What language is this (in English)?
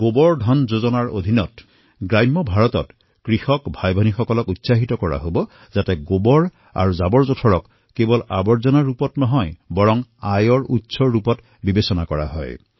Assamese